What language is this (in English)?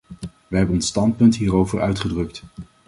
Dutch